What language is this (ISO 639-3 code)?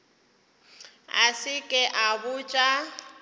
nso